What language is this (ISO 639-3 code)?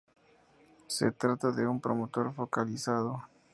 spa